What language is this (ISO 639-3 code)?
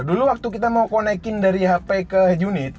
ind